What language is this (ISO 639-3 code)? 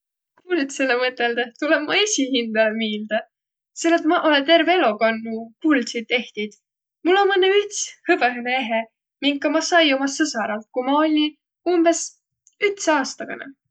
vro